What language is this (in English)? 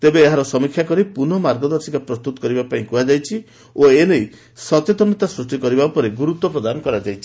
Odia